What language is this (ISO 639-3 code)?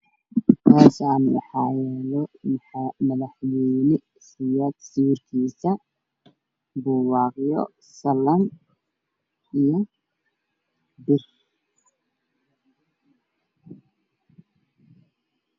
som